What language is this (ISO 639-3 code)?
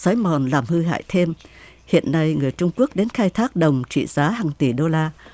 vie